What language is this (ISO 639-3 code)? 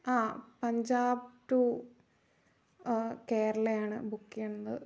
mal